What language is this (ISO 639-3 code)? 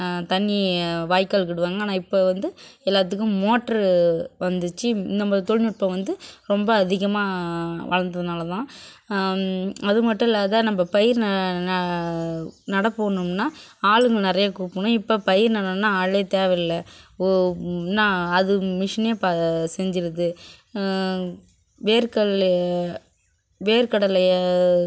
tam